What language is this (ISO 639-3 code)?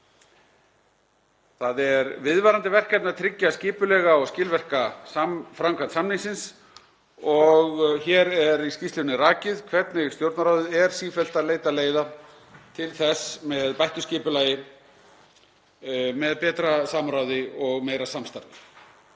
isl